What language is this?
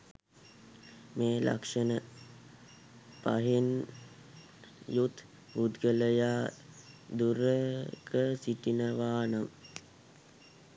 Sinhala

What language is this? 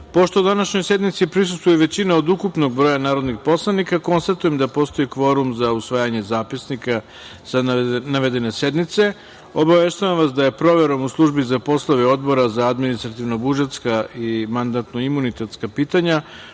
Serbian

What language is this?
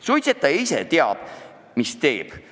Estonian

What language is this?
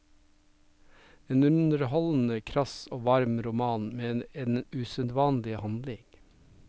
Norwegian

